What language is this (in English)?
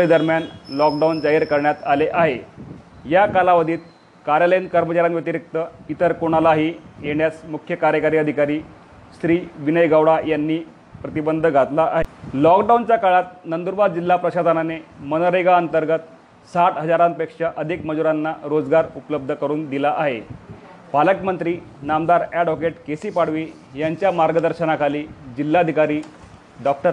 Marathi